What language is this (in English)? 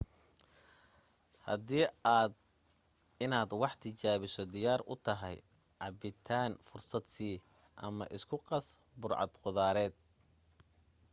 Somali